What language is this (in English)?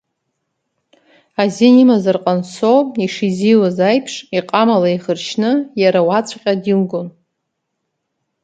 Abkhazian